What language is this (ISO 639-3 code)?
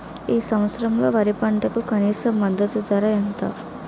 tel